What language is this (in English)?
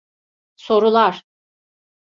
Turkish